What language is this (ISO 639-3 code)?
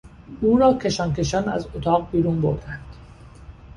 fas